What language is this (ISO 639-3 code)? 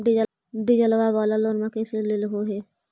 mag